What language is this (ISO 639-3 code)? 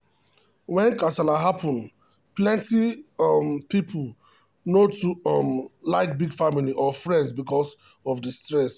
pcm